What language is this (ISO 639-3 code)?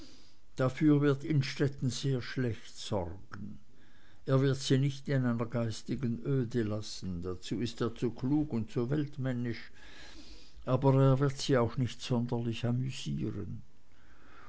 deu